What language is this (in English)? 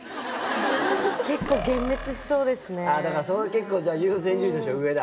Japanese